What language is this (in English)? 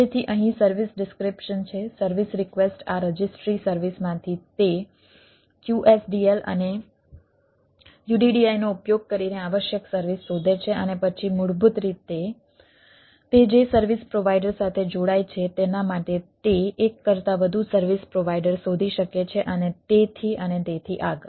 Gujarati